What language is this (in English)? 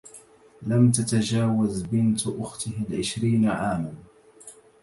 Arabic